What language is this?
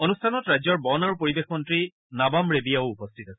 Assamese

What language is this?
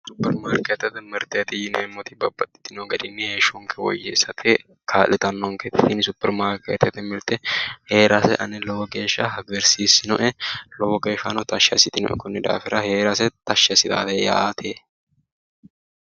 Sidamo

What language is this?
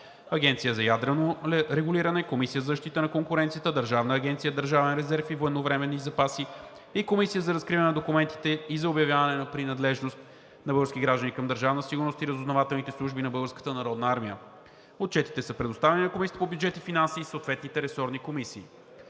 Bulgarian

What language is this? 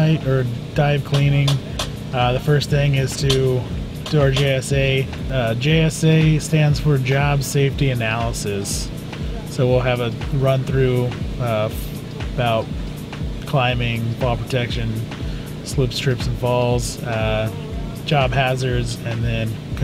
English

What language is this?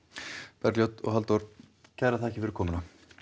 Icelandic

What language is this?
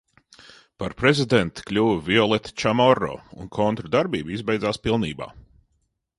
Latvian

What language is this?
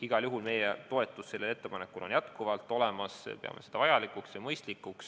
Estonian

